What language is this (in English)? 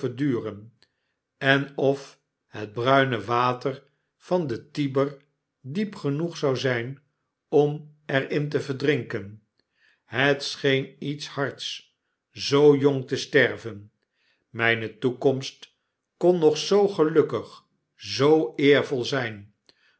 Dutch